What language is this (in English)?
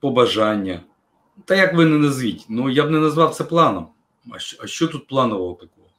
Ukrainian